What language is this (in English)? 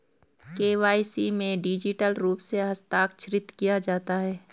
Hindi